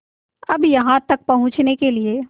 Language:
Hindi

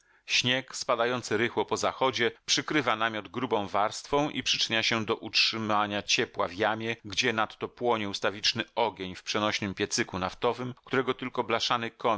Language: Polish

